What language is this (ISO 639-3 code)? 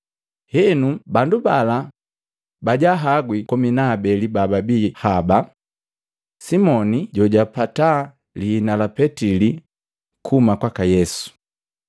mgv